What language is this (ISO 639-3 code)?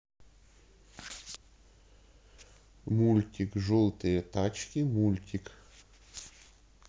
rus